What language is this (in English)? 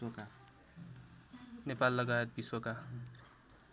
Nepali